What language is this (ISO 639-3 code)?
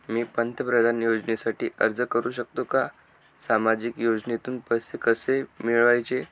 mar